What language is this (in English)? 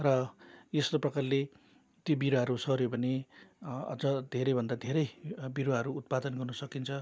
Nepali